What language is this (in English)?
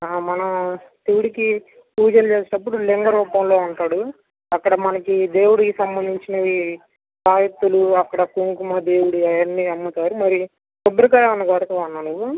Telugu